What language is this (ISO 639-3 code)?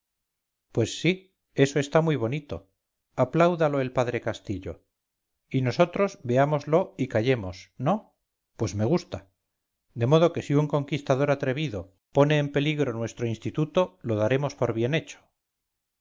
spa